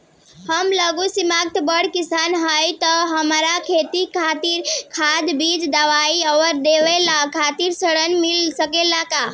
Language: Bhojpuri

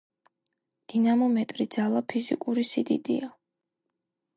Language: Georgian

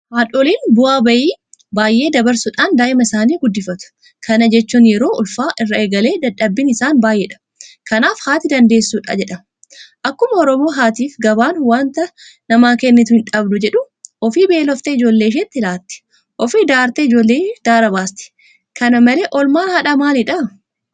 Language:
Oromo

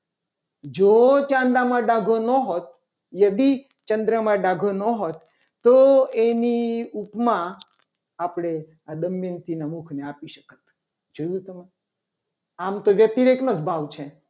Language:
Gujarati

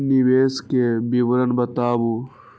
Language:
Maithili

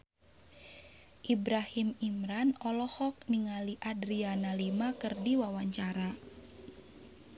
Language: Sundanese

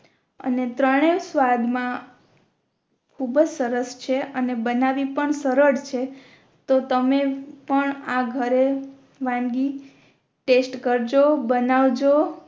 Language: Gujarati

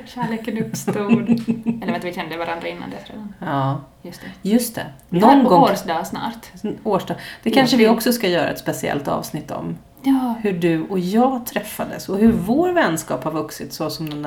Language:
Swedish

